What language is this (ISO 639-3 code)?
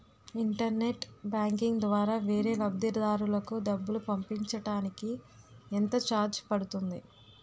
tel